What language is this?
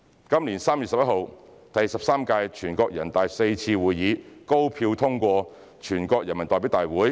Cantonese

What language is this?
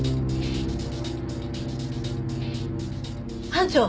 Japanese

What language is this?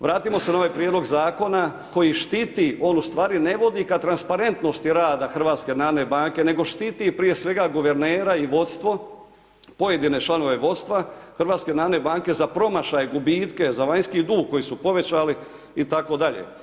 Croatian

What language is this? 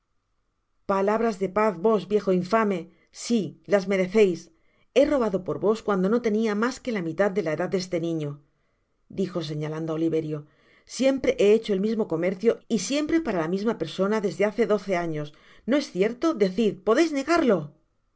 Spanish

